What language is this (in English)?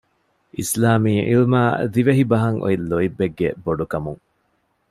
Divehi